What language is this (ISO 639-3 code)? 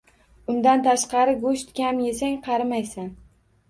uzb